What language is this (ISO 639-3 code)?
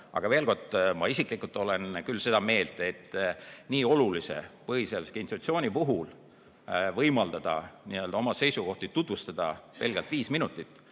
est